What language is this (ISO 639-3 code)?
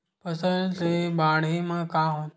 hne